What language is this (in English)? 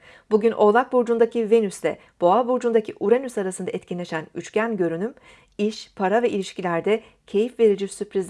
Turkish